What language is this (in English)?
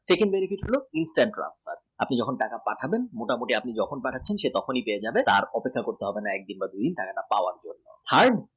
Bangla